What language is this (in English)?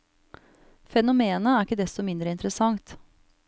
Norwegian